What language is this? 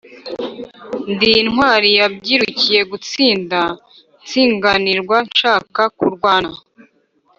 Kinyarwanda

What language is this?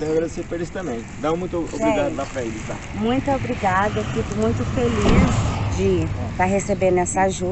Portuguese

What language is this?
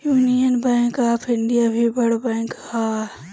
Bhojpuri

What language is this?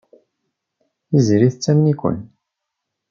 Kabyle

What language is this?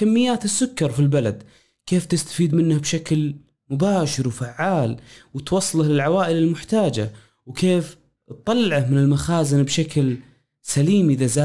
Arabic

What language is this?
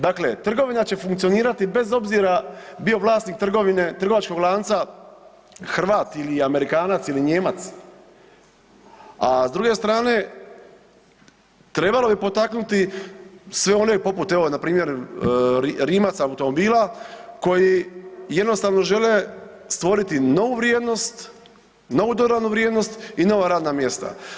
Croatian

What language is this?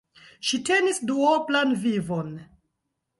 Esperanto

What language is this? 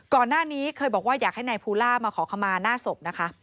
Thai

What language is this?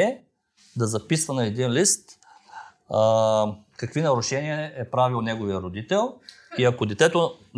Bulgarian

